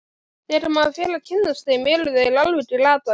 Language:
Icelandic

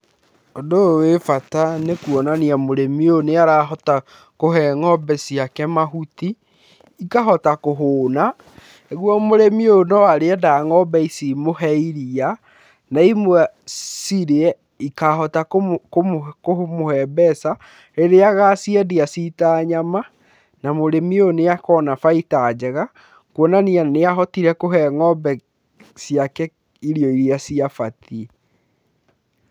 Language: Kikuyu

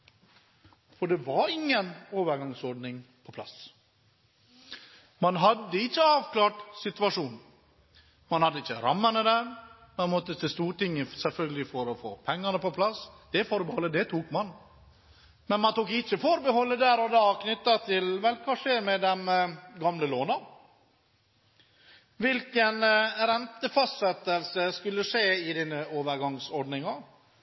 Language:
Norwegian Bokmål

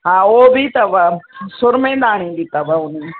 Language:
Sindhi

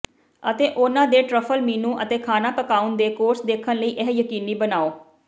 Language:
Punjabi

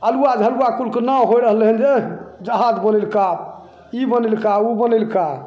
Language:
Maithili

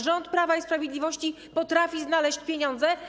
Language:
Polish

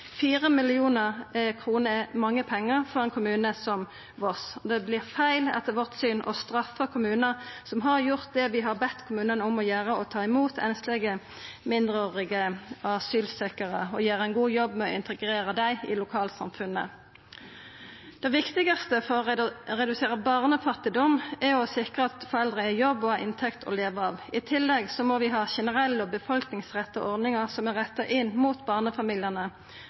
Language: Norwegian Nynorsk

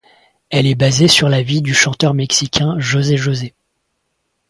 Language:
French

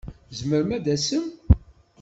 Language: Kabyle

